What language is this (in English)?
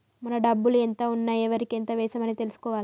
Telugu